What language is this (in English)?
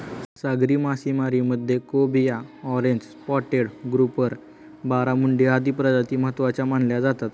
Marathi